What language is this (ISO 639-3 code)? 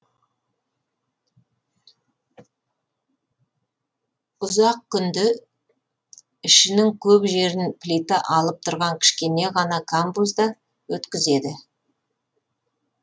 kaz